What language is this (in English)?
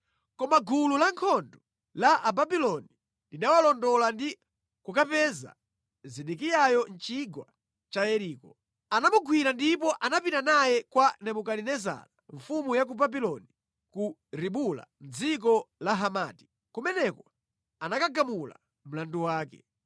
Nyanja